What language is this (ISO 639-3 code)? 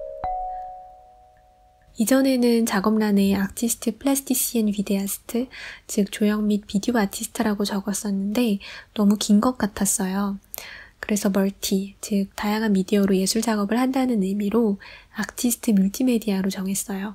kor